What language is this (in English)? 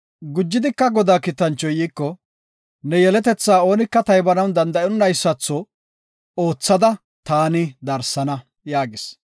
Gofa